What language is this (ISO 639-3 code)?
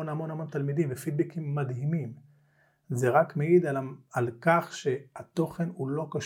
heb